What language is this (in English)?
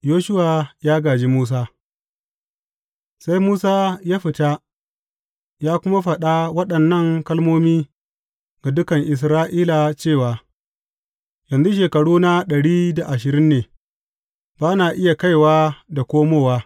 Hausa